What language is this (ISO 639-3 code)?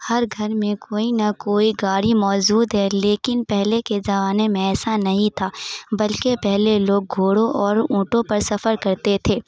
urd